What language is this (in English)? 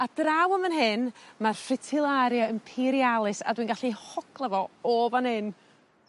Welsh